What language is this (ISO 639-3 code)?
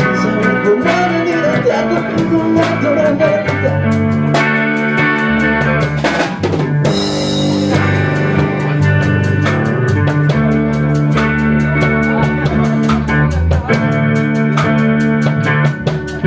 spa